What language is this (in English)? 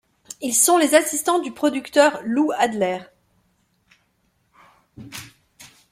French